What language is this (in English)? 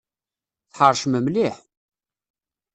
Kabyle